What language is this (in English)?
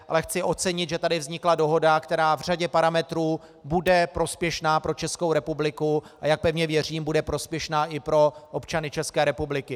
Czech